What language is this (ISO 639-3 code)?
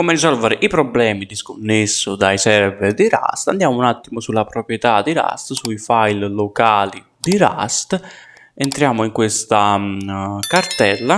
ita